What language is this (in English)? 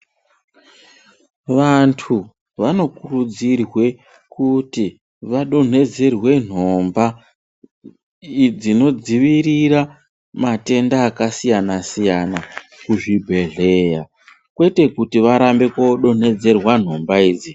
Ndau